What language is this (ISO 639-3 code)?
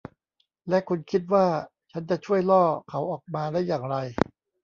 tha